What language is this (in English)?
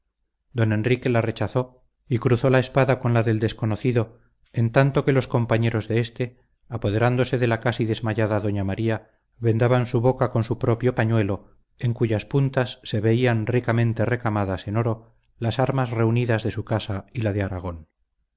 Spanish